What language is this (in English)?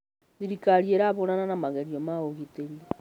Kikuyu